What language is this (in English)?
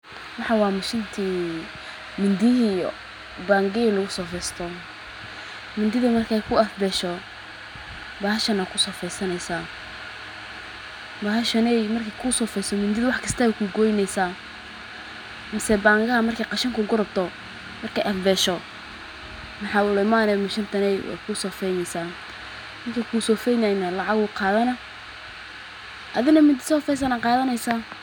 Somali